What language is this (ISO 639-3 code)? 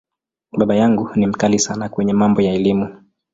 swa